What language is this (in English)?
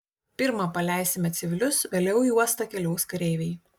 Lithuanian